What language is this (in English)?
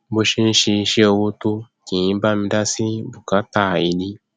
Yoruba